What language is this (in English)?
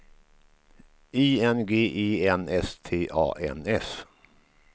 Swedish